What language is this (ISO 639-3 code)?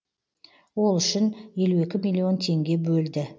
kaz